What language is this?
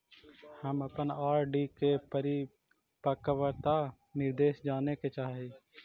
Magahi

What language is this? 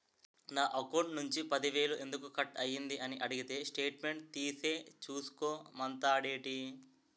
Telugu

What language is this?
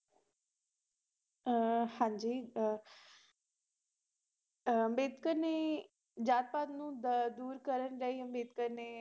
Punjabi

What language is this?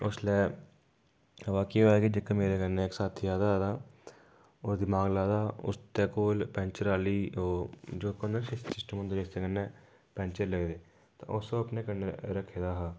Dogri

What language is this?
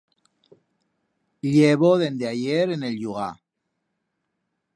Aragonese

